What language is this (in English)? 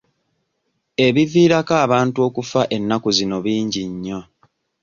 Ganda